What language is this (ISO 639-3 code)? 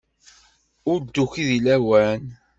kab